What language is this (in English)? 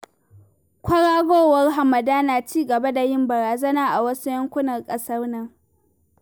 Hausa